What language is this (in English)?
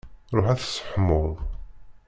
Kabyle